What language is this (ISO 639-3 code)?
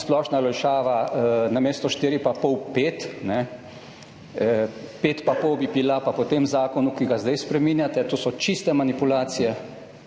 slv